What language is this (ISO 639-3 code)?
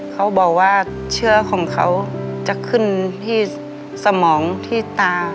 tha